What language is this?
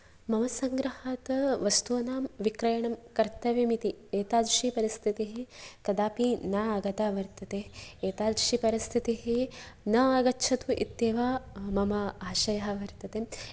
Sanskrit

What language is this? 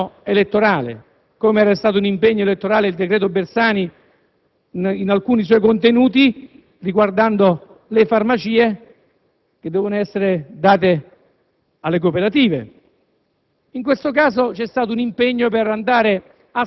Italian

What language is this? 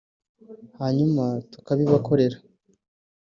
Kinyarwanda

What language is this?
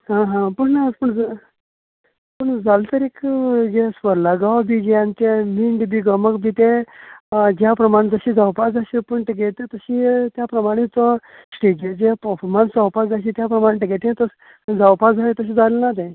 Konkani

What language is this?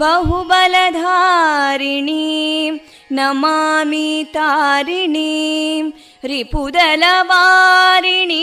Kannada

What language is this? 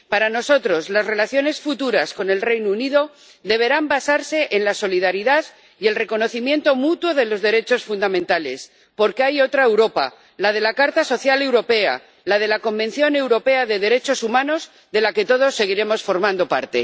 Spanish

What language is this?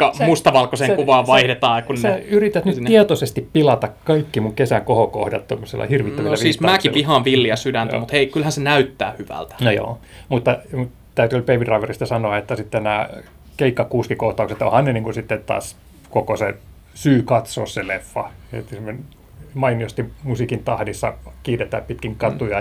Finnish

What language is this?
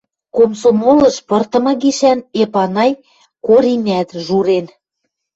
Western Mari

